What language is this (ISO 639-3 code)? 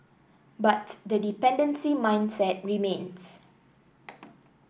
eng